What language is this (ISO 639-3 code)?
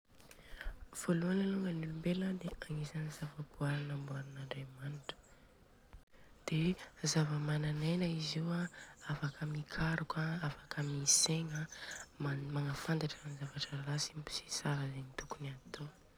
bzc